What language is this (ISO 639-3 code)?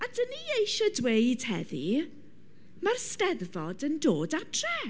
cym